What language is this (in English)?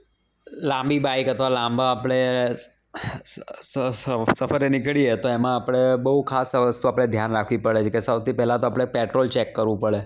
Gujarati